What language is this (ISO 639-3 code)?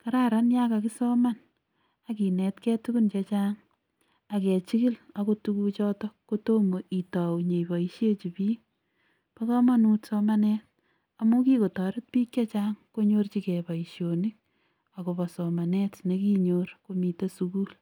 kln